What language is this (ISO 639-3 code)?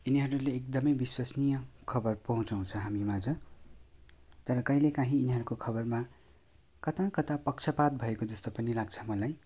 nep